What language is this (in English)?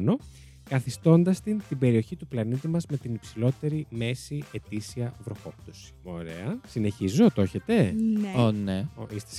Greek